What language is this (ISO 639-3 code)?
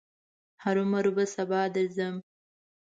pus